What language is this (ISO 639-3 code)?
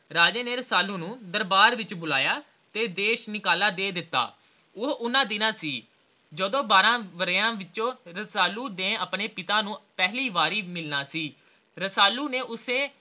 pan